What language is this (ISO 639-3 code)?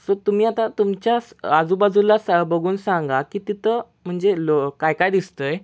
mar